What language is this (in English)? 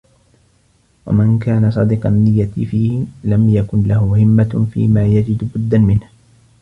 Arabic